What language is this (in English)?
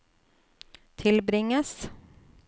Norwegian